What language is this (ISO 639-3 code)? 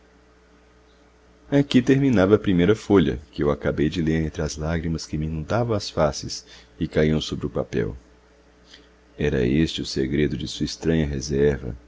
por